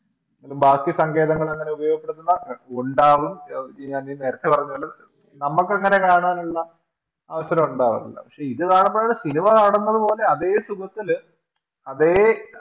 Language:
Malayalam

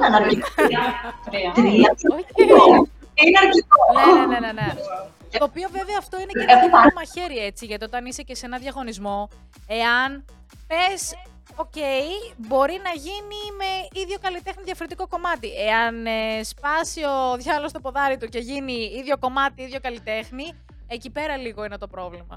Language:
Greek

